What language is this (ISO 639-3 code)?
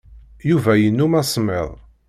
kab